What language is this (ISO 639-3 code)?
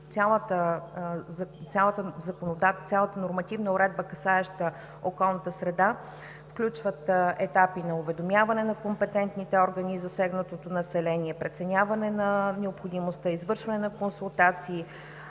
bul